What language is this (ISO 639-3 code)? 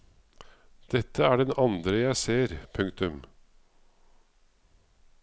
nor